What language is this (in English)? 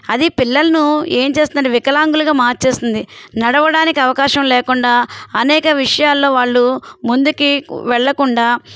Telugu